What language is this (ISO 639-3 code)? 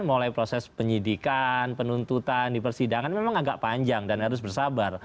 ind